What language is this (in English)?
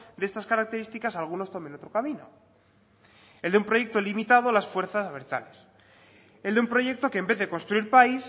Spanish